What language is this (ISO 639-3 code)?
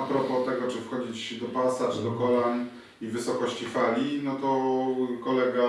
pol